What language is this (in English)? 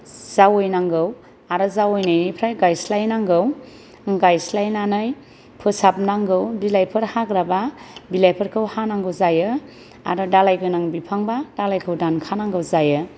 Bodo